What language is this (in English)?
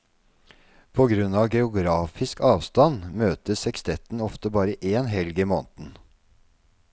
Norwegian